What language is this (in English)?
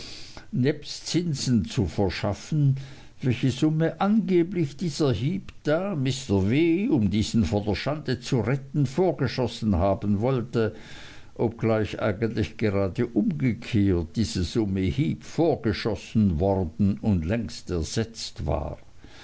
German